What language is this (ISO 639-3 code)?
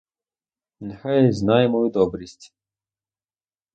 ukr